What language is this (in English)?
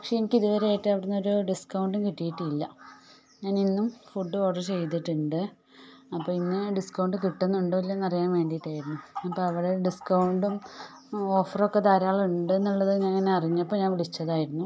Malayalam